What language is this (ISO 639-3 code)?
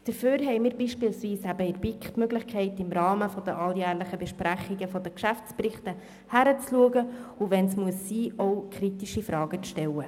gsw